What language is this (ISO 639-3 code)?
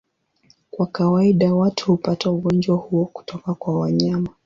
swa